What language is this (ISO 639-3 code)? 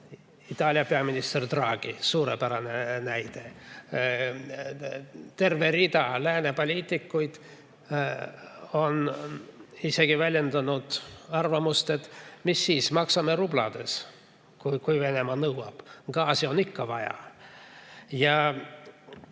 est